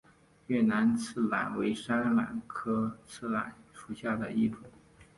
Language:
Chinese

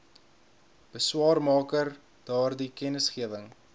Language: Afrikaans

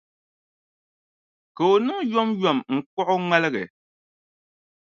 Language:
Dagbani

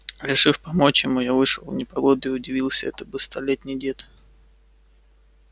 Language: Russian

